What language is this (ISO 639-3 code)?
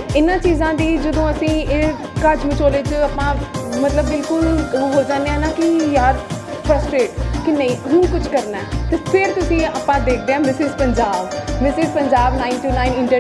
kor